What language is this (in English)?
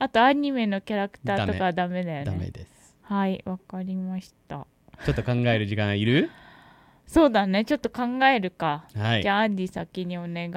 Japanese